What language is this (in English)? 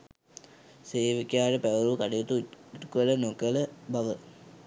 Sinhala